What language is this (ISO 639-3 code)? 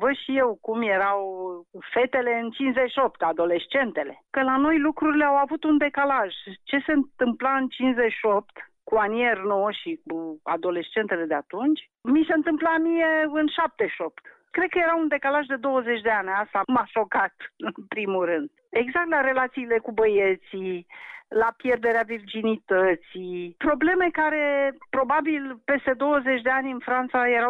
ron